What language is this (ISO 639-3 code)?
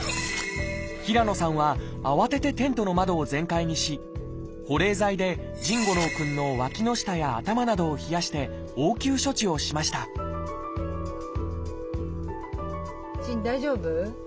jpn